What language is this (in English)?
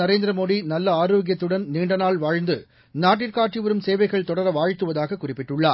Tamil